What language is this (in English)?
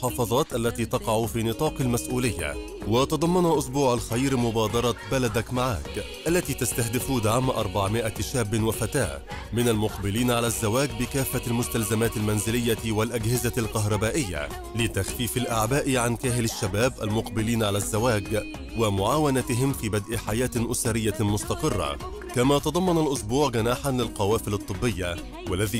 Arabic